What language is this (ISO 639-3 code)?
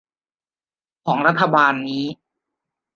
tha